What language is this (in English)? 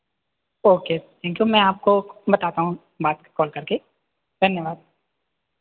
Hindi